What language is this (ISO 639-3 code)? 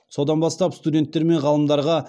kaz